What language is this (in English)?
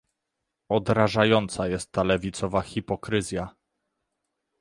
Polish